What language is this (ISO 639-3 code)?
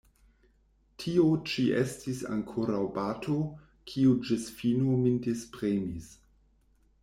epo